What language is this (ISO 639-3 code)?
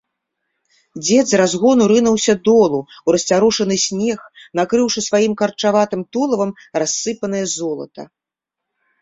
bel